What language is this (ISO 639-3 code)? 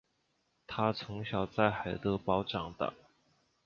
zho